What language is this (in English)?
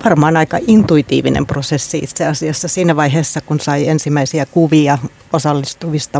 Finnish